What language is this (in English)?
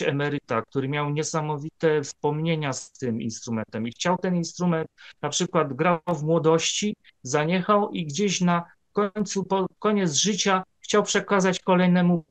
Polish